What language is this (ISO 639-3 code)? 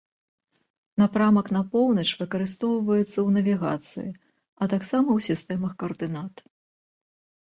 bel